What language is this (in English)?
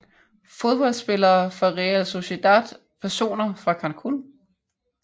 Danish